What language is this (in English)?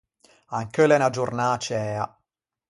Ligurian